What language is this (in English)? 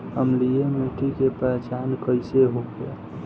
Bhojpuri